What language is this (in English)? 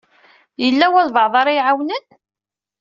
Kabyle